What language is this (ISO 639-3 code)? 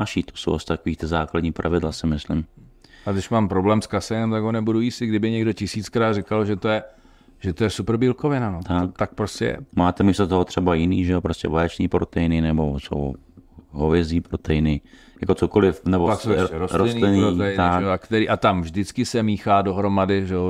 ces